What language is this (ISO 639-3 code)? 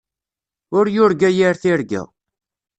kab